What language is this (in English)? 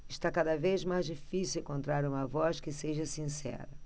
Portuguese